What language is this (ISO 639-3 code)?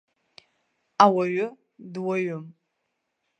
abk